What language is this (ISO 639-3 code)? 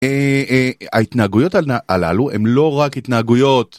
heb